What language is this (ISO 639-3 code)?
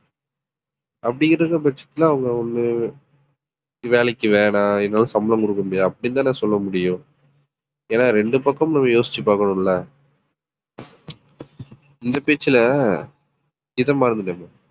tam